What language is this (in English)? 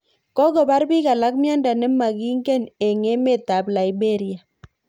Kalenjin